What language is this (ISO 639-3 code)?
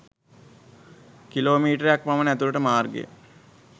sin